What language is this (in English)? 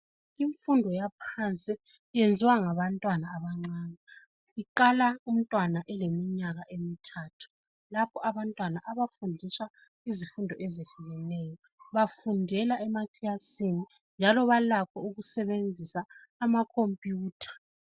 North Ndebele